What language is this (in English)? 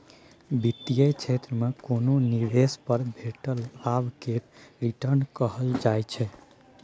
Maithili